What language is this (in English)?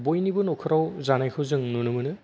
Bodo